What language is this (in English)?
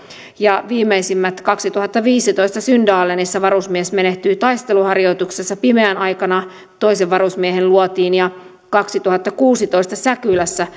Finnish